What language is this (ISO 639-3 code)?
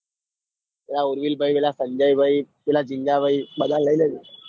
guj